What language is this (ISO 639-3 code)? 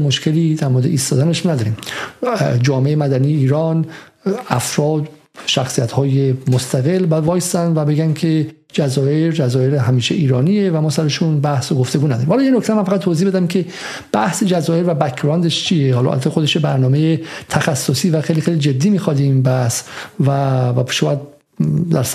fas